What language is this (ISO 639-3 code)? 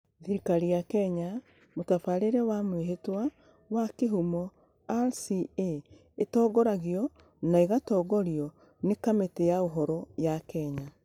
kik